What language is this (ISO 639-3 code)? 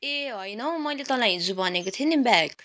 nep